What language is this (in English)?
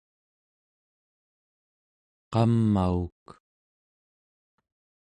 Central Yupik